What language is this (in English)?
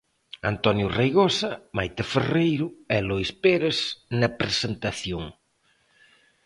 Galician